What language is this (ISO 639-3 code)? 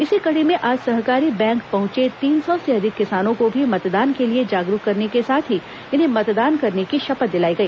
hin